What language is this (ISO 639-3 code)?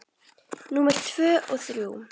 isl